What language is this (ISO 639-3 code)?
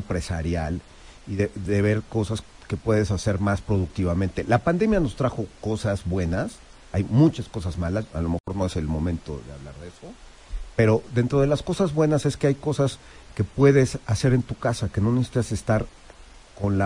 spa